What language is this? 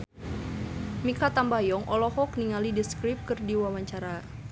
Sundanese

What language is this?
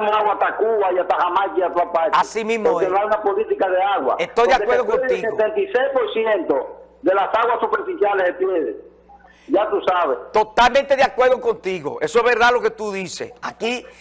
Spanish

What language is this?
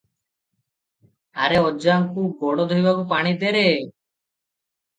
Odia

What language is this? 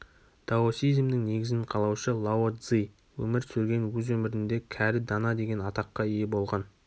Kazakh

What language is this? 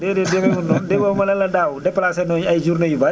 Wolof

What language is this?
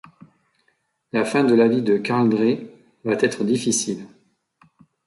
French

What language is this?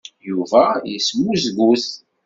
Kabyle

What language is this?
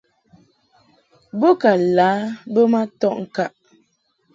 Mungaka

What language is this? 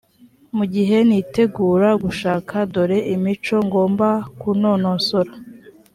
Kinyarwanda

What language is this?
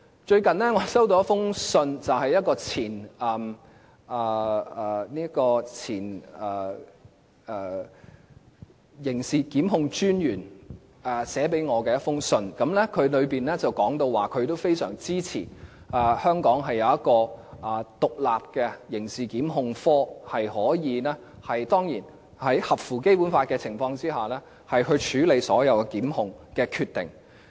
Cantonese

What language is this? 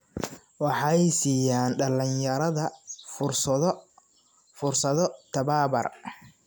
Somali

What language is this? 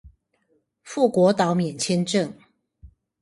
Chinese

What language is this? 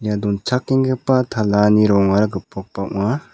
Garo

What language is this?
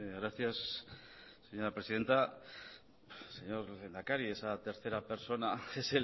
Spanish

